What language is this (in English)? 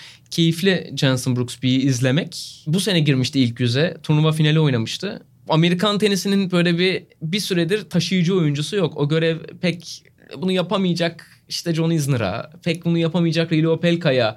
Turkish